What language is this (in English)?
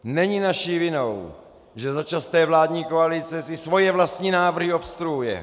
Czech